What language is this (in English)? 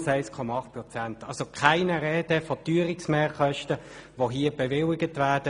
Swiss German